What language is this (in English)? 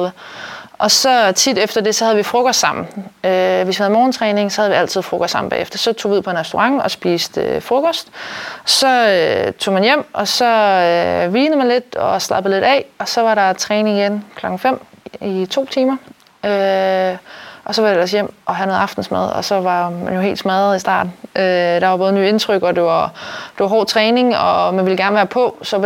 Danish